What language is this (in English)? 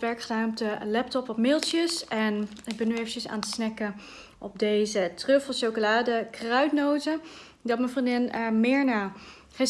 Dutch